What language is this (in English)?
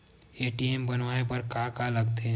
Chhattisgarhi